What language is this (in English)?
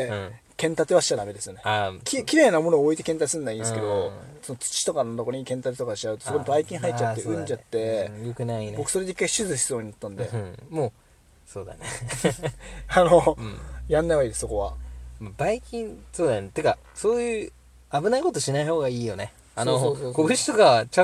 Japanese